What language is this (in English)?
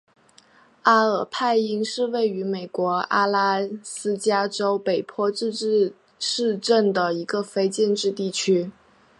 Chinese